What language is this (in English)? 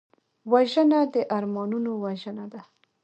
Pashto